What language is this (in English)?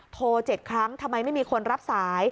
Thai